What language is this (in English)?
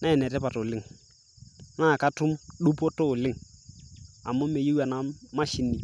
Masai